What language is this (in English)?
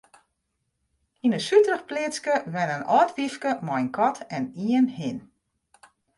Western Frisian